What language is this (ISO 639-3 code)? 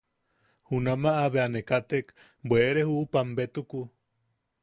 yaq